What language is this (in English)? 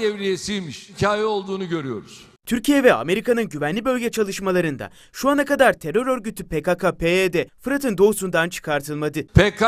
Turkish